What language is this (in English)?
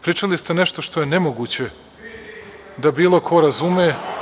Serbian